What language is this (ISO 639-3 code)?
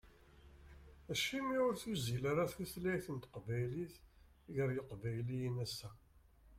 kab